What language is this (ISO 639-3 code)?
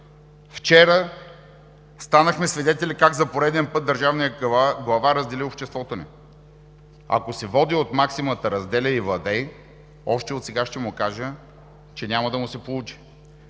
bul